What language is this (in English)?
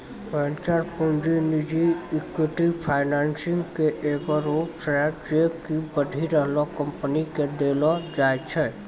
Maithili